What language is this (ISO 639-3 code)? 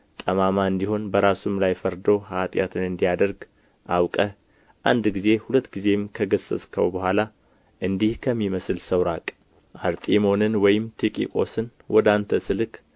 amh